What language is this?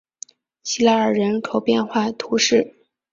Chinese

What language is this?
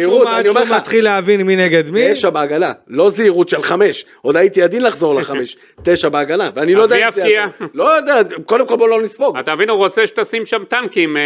Hebrew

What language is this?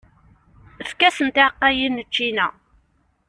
Kabyle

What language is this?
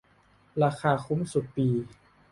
Thai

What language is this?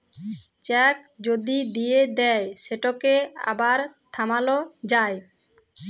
Bangla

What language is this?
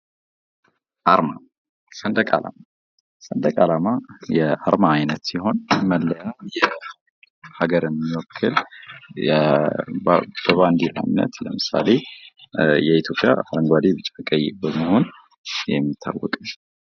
Amharic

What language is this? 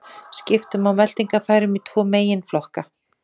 Icelandic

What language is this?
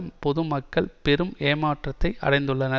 Tamil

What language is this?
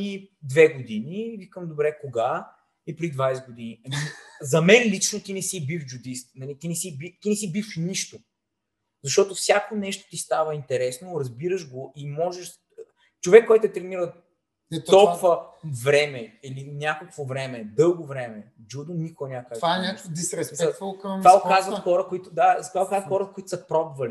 Bulgarian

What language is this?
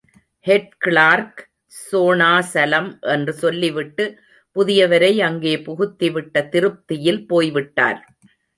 Tamil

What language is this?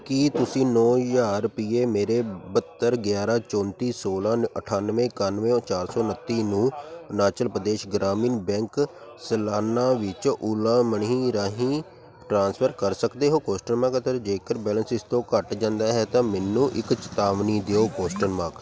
Punjabi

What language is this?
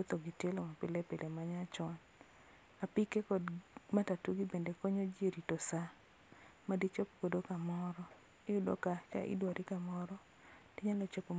Luo (Kenya and Tanzania)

